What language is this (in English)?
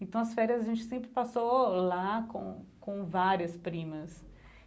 Portuguese